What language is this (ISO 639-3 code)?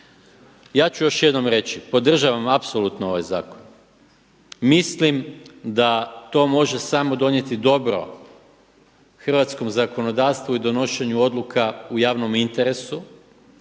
hrv